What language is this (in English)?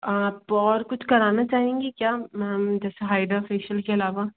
Hindi